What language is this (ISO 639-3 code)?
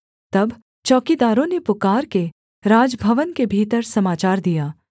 hin